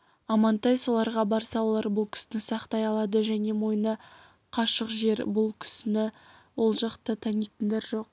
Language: Kazakh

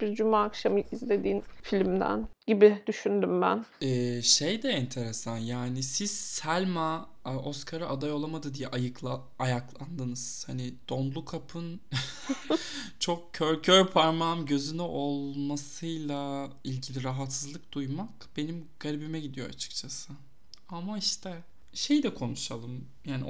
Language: Turkish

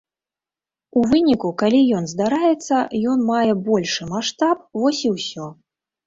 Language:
Belarusian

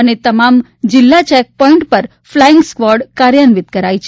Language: Gujarati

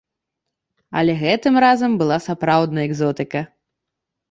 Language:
Belarusian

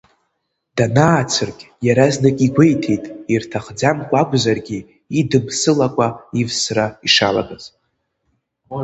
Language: Abkhazian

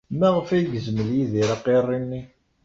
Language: Kabyle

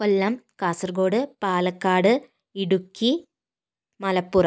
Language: Malayalam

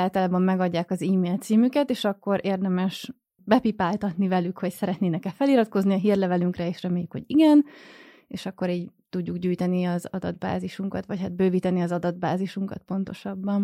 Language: Hungarian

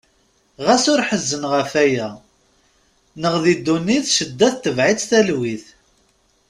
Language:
Kabyle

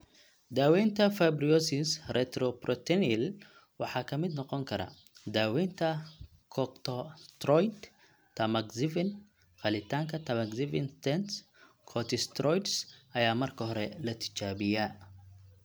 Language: Somali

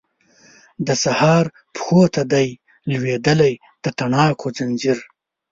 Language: Pashto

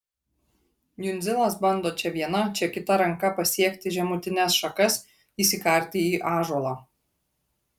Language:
Lithuanian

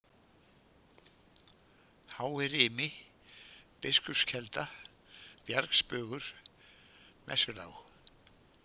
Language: Icelandic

